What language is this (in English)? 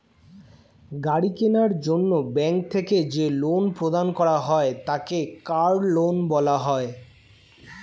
Bangla